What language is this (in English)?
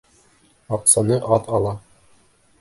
Bashkir